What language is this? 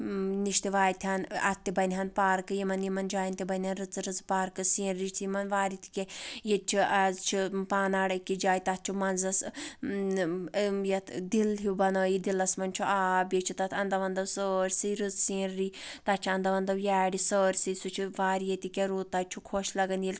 Kashmiri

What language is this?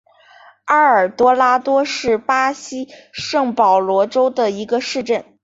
Chinese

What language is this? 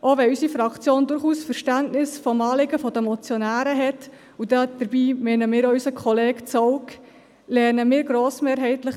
Swiss German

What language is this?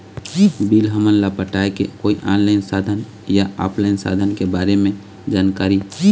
Chhattisgarhi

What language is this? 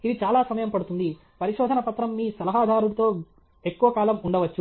Telugu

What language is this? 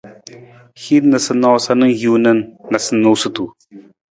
Nawdm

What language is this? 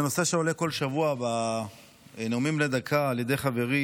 Hebrew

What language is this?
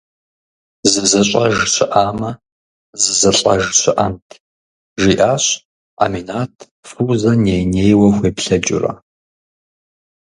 Kabardian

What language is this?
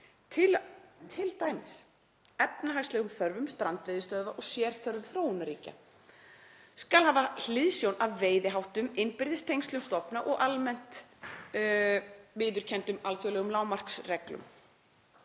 Icelandic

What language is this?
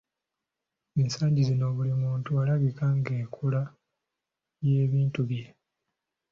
Ganda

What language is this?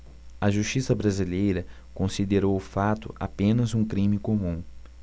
Portuguese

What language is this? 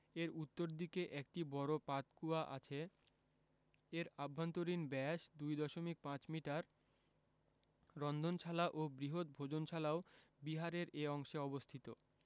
Bangla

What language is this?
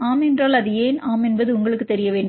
Tamil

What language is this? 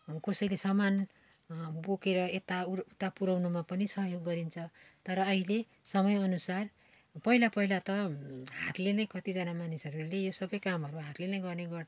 Nepali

